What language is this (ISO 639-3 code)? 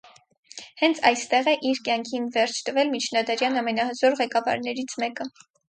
hye